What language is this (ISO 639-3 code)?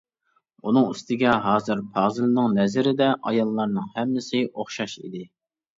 uig